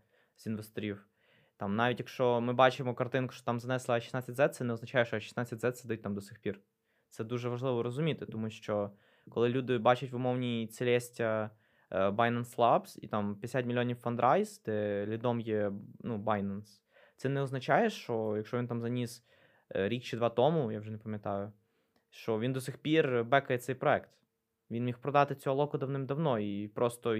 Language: Ukrainian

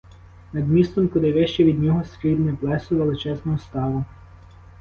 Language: Ukrainian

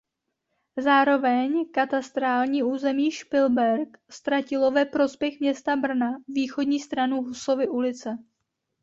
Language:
Czech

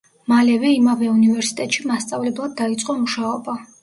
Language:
Georgian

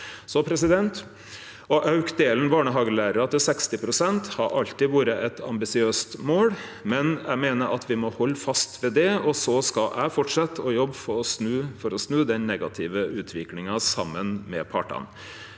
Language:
Norwegian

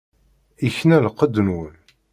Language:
Kabyle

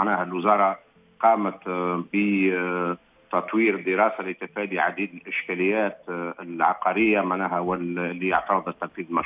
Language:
Arabic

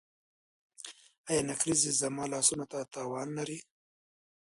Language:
Pashto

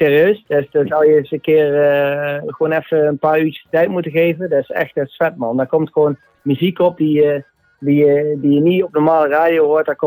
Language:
Dutch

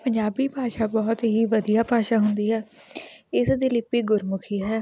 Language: Punjabi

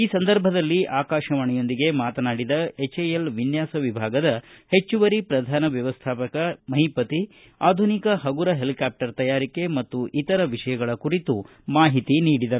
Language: Kannada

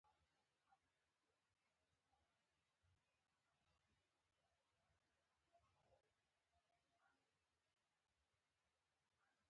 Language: Pashto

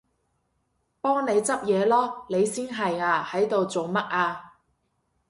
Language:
Cantonese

